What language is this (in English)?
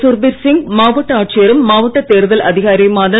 Tamil